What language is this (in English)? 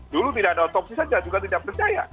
Indonesian